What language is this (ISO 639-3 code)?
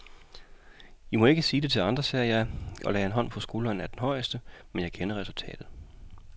dan